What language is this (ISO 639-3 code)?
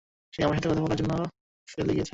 ben